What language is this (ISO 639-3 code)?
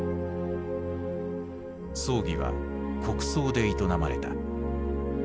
jpn